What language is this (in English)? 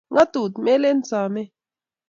Kalenjin